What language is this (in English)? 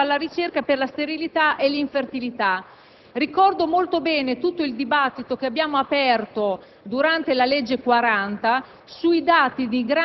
Italian